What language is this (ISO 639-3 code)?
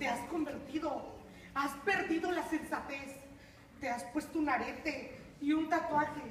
spa